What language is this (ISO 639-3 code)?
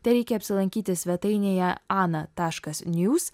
lit